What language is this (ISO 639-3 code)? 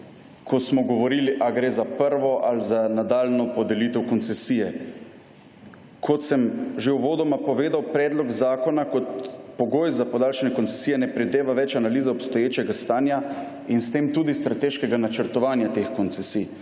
slv